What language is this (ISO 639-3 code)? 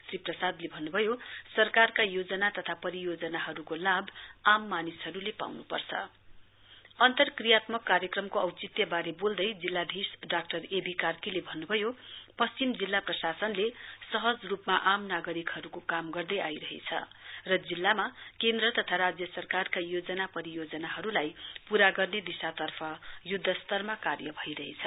nep